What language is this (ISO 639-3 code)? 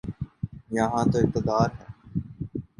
urd